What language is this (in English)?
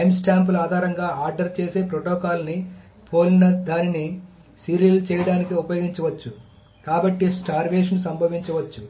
Telugu